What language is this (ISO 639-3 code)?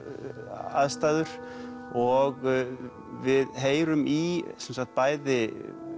isl